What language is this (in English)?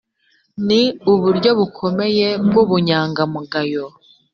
Kinyarwanda